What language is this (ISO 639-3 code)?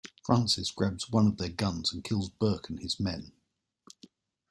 eng